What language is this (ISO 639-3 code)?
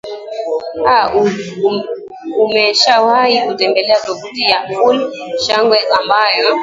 swa